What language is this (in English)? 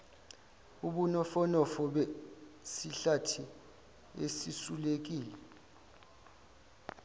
Zulu